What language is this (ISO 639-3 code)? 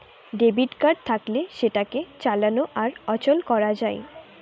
ben